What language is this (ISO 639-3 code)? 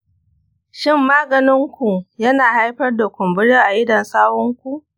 hau